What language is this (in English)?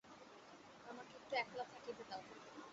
Bangla